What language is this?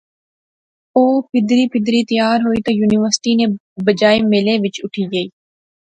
Pahari-Potwari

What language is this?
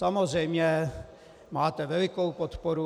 Czech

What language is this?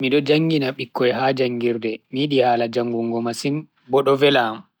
Bagirmi Fulfulde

